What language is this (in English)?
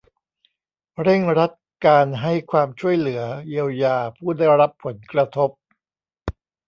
Thai